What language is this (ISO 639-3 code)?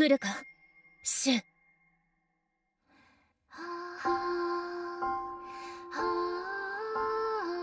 jpn